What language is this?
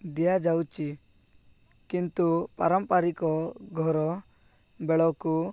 Odia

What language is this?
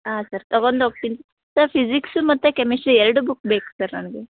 Kannada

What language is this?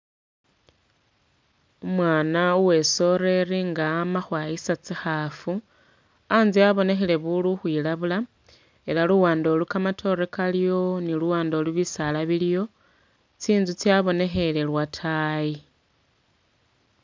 Masaaba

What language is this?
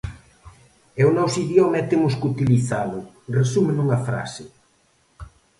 Galician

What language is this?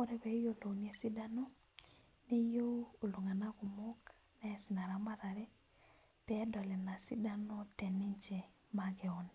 Masai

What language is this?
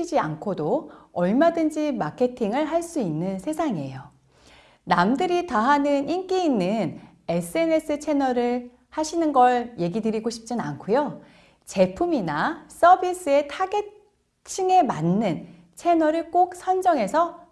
Korean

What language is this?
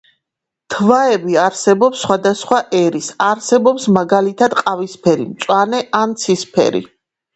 Georgian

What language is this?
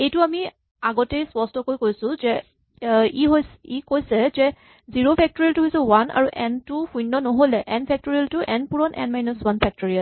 Assamese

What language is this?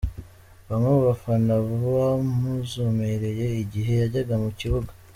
Kinyarwanda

